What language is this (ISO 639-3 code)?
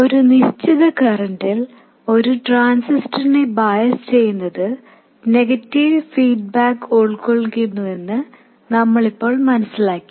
mal